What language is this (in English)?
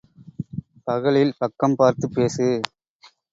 Tamil